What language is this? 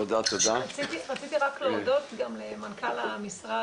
Hebrew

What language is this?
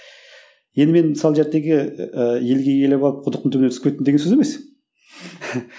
Kazakh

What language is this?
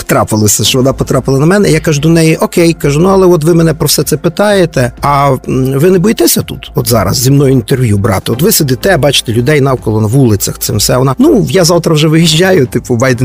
Ukrainian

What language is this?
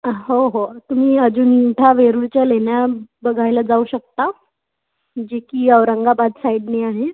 Marathi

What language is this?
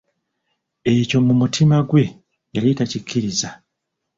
Ganda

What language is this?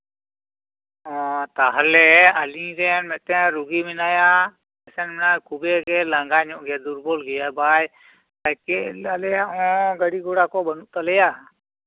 Santali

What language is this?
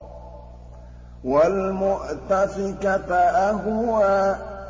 Arabic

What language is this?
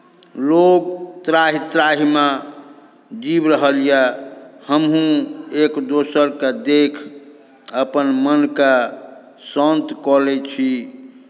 Maithili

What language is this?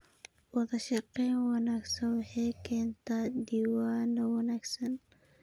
Somali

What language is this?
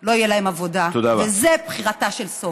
Hebrew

